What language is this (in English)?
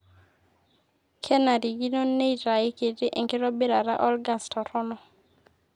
Masai